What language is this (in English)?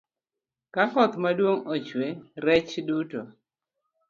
Luo (Kenya and Tanzania)